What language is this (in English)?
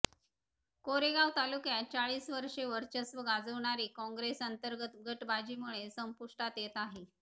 Marathi